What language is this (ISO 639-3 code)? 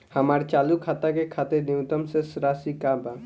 bho